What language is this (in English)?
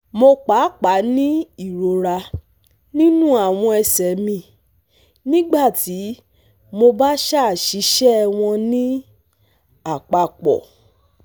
Yoruba